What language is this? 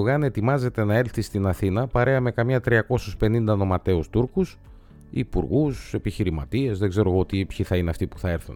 Greek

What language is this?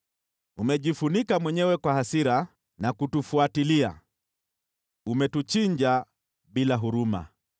Swahili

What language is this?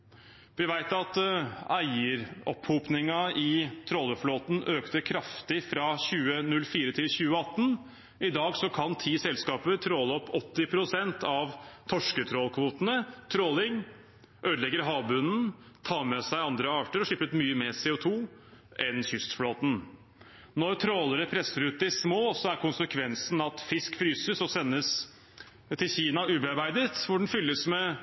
Norwegian Bokmål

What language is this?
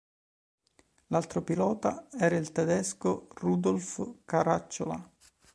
Italian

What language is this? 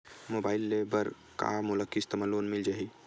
Chhattisgarhi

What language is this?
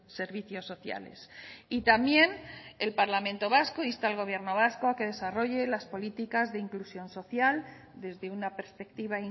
Spanish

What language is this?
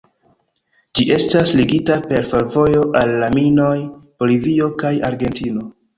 Esperanto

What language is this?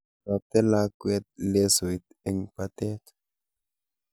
Kalenjin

